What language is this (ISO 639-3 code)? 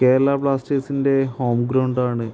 mal